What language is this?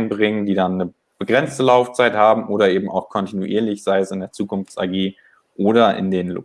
German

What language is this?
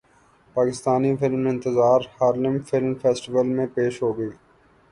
Urdu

